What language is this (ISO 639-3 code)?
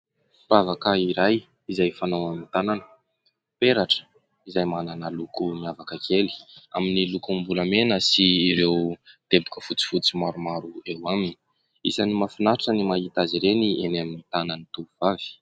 mlg